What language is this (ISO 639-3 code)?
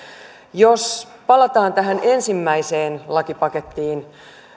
fin